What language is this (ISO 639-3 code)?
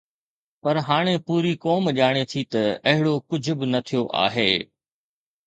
snd